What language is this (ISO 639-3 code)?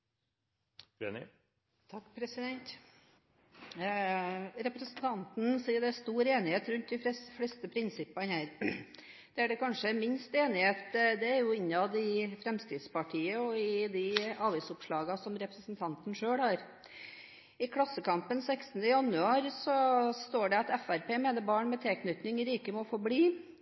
nor